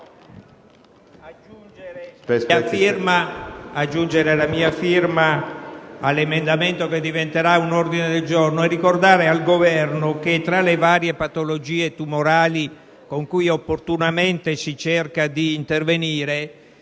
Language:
Italian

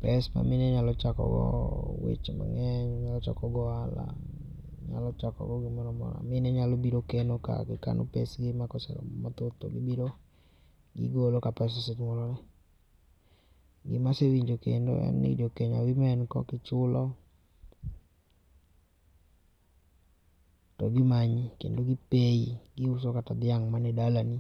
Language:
Luo (Kenya and Tanzania)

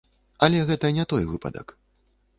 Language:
Belarusian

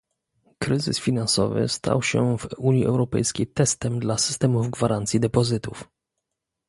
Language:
Polish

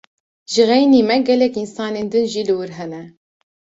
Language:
Kurdish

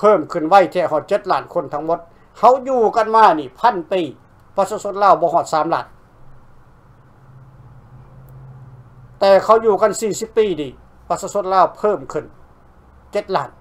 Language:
Thai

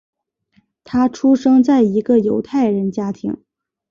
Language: Chinese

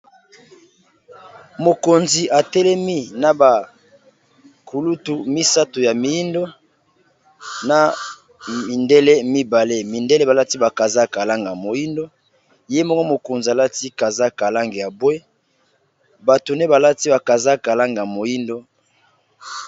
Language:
Lingala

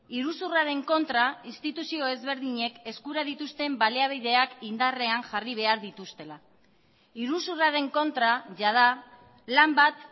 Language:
Basque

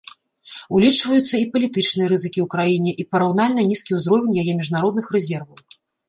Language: Belarusian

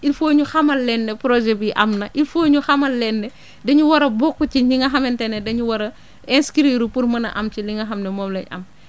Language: Wolof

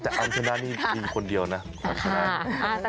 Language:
Thai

